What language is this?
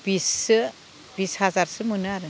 Bodo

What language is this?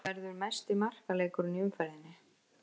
Icelandic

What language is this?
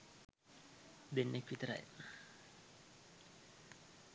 Sinhala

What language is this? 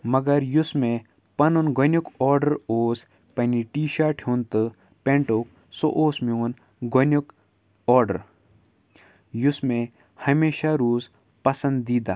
Kashmiri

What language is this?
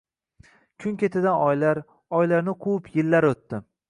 Uzbek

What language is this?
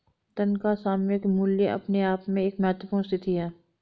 Hindi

